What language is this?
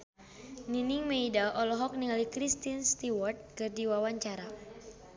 Sundanese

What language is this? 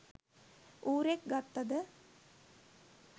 Sinhala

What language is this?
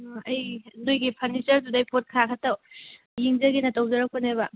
Manipuri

